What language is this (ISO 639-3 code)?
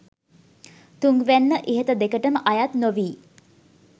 sin